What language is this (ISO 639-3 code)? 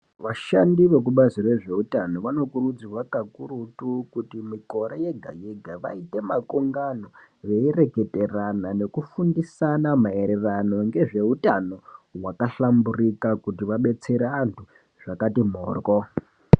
ndc